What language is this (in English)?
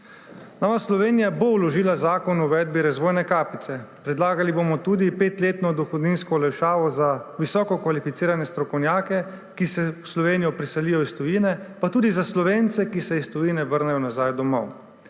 Slovenian